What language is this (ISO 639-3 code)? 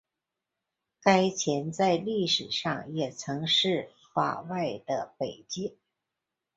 zho